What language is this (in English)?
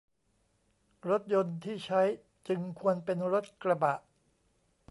Thai